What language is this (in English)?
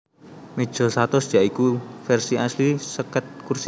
Javanese